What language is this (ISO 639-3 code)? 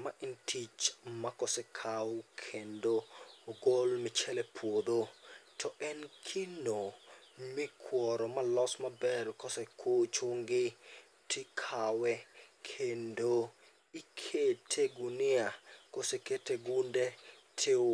luo